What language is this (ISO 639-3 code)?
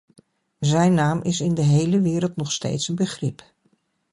nld